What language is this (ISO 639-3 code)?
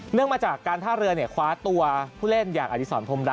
tha